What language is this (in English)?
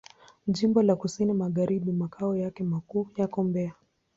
Swahili